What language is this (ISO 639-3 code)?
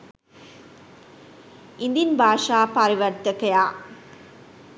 sin